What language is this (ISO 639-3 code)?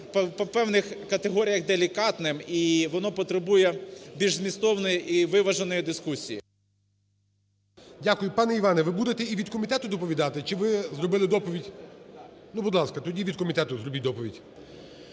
ukr